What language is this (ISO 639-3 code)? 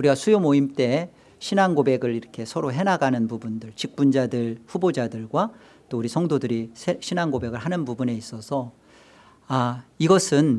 kor